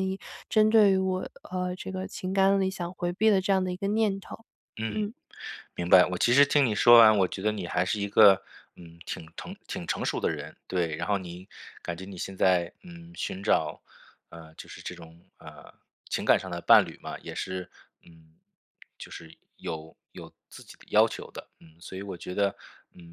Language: Chinese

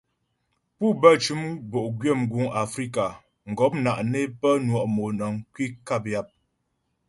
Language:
Ghomala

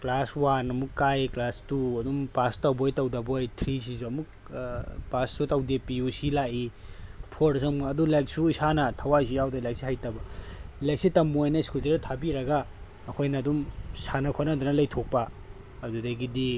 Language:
Manipuri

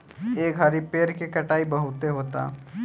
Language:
Bhojpuri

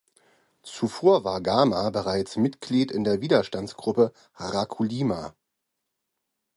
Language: German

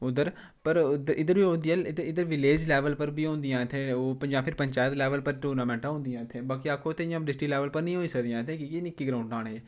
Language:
Dogri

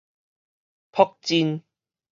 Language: Min Nan Chinese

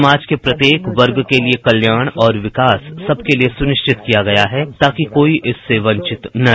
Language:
Hindi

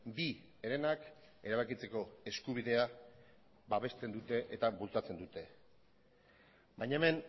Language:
Basque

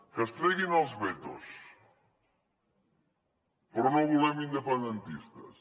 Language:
Catalan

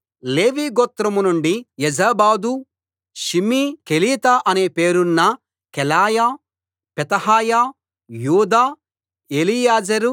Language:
Telugu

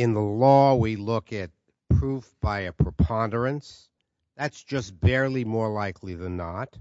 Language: English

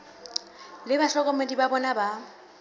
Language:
Southern Sotho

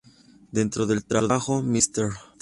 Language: Spanish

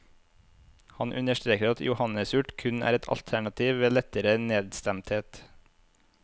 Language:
Norwegian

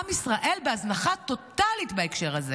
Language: Hebrew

